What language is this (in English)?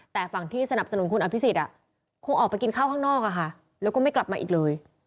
Thai